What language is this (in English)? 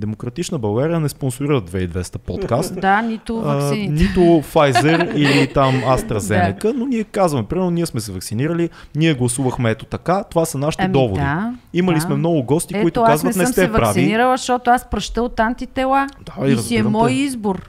Bulgarian